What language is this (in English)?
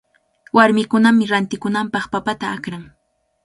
Cajatambo North Lima Quechua